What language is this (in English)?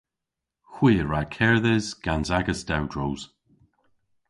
Cornish